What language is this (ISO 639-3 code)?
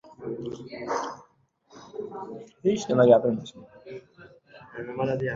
uzb